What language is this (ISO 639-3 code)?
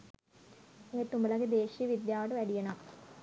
sin